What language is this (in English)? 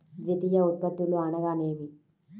Telugu